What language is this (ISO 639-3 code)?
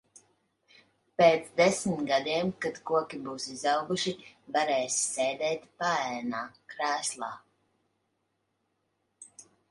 lav